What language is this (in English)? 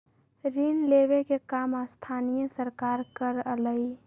Magahi